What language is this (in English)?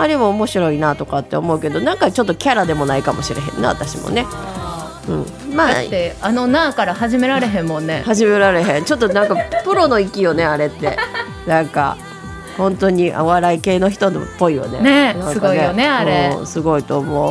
Japanese